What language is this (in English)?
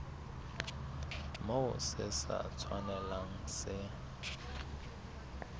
Southern Sotho